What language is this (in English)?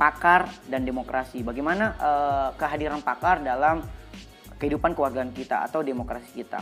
Indonesian